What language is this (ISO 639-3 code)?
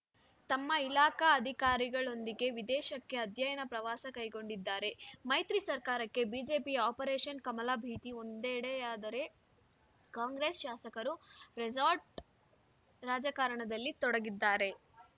kan